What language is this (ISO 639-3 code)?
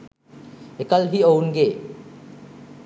sin